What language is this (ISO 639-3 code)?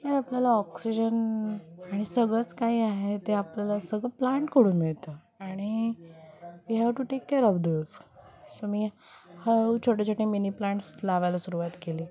mar